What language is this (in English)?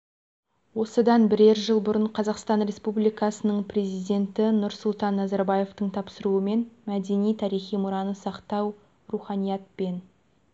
Kazakh